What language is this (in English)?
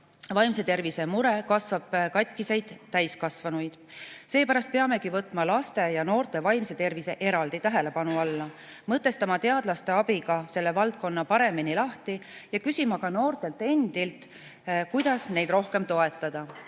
Estonian